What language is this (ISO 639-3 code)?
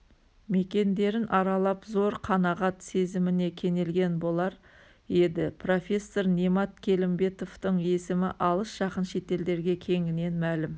kaz